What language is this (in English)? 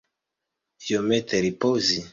Esperanto